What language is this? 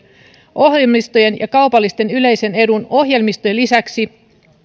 Finnish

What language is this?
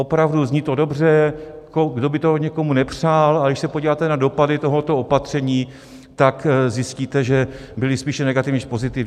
Czech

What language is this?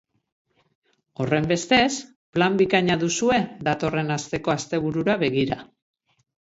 Basque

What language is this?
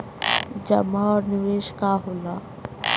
Bhojpuri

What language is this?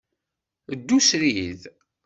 Kabyle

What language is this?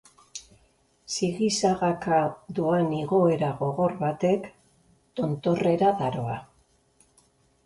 Basque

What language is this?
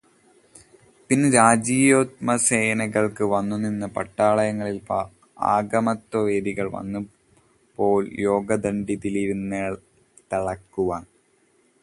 Malayalam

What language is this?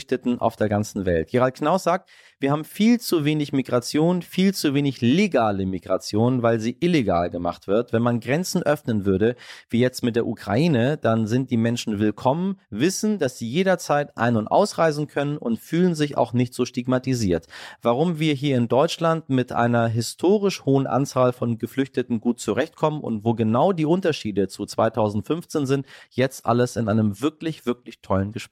German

